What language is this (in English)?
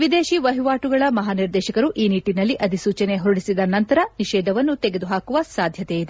Kannada